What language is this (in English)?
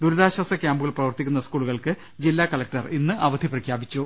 Malayalam